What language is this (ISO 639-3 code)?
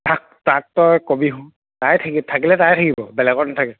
asm